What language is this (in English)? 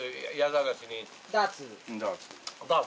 Japanese